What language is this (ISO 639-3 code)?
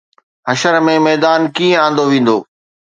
snd